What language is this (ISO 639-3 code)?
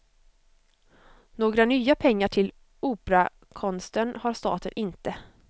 swe